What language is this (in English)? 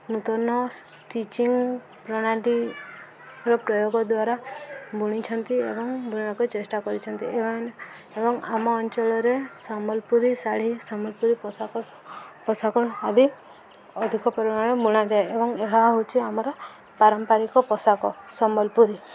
Odia